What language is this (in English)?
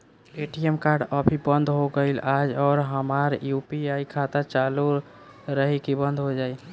Bhojpuri